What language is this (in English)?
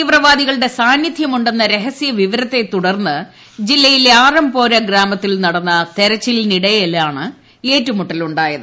Malayalam